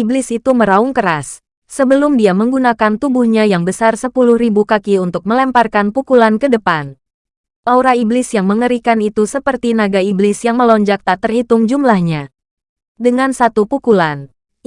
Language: Indonesian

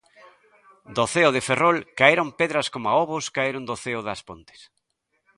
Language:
Galician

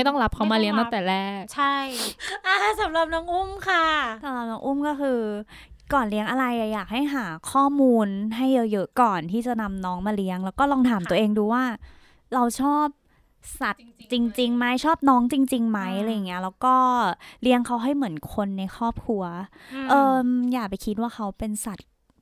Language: Thai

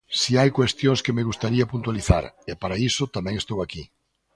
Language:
Galician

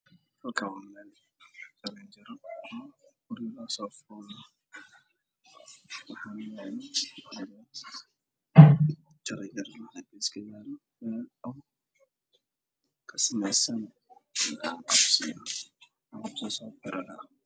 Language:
Somali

